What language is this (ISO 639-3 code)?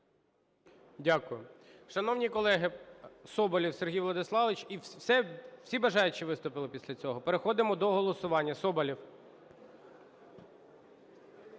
ukr